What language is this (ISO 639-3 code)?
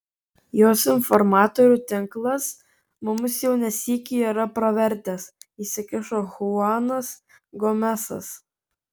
lit